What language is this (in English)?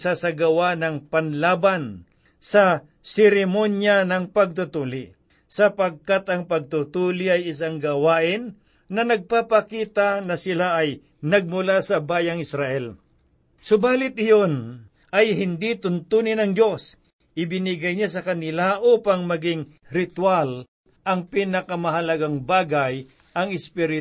Filipino